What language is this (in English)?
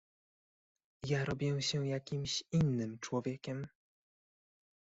Polish